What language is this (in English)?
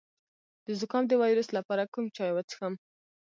Pashto